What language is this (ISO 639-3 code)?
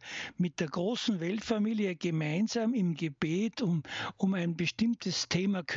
slk